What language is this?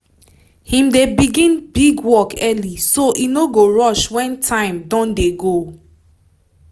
Nigerian Pidgin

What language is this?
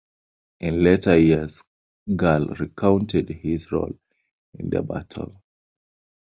English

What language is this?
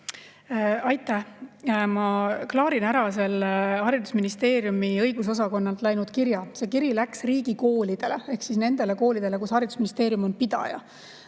Estonian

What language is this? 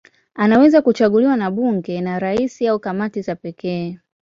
Swahili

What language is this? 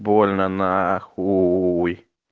Russian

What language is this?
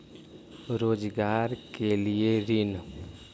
Magahi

